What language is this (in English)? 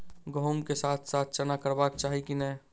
Maithili